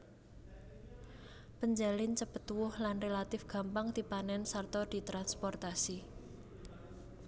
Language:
Javanese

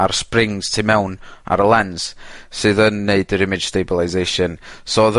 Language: Welsh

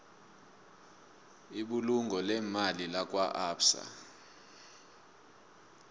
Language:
South Ndebele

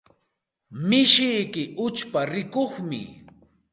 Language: Santa Ana de Tusi Pasco Quechua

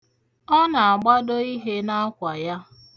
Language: Igbo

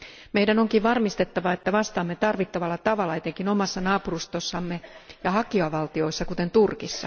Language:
Finnish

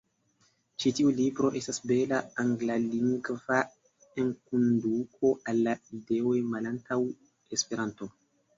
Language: Esperanto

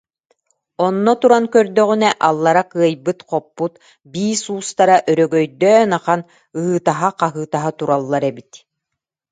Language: Yakut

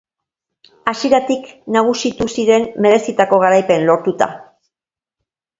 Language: Basque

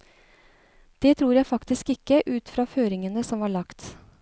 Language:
Norwegian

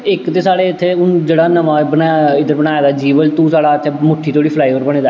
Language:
Dogri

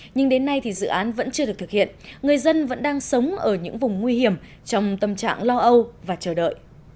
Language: Vietnamese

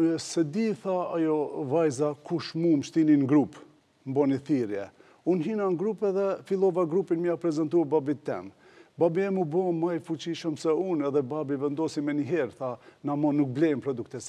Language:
Romanian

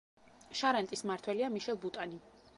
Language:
Georgian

